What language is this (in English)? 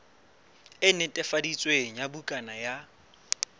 Southern Sotho